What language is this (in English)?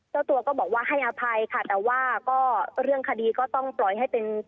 Thai